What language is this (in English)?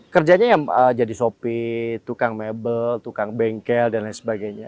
Indonesian